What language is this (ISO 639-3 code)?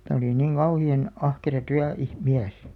fin